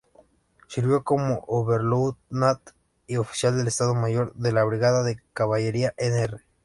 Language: Spanish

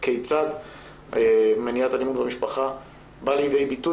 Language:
Hebrew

